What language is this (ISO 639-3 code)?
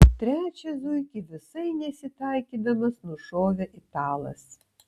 lit